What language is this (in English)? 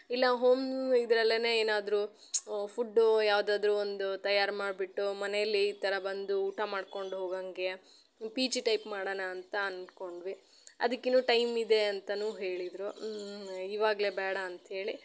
Kannada